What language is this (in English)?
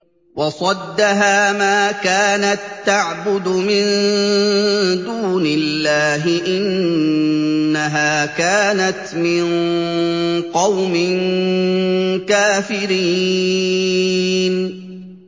Arabic